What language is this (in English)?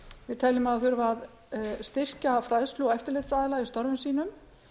Icelandic